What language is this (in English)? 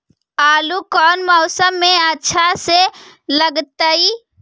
Magahi